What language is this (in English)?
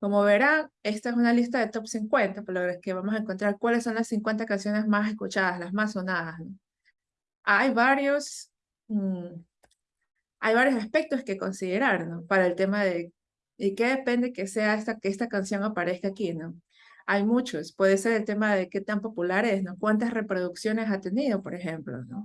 Spanish